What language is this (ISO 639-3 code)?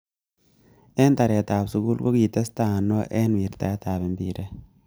kln